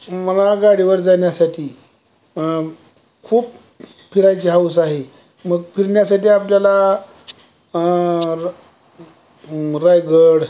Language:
Marathi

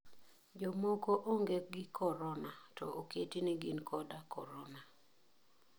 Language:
Luo (Kenya and Tanzania)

